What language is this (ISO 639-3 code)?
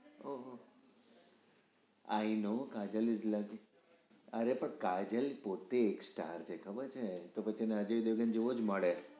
guj